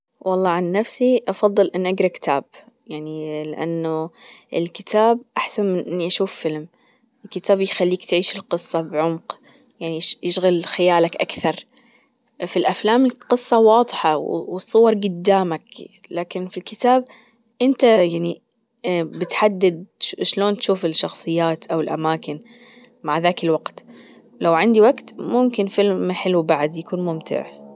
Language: Gulf Arabic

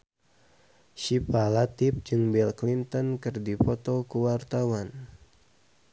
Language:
Sundanese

